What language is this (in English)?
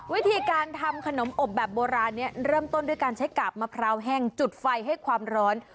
Thai